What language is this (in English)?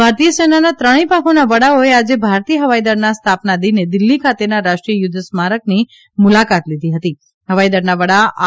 Gujarati